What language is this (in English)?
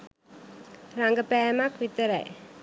Sinhala